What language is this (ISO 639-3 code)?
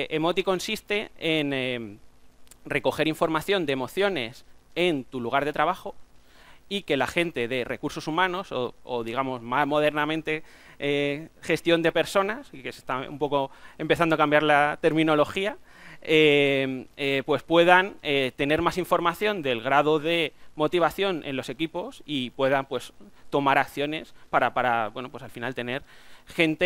spa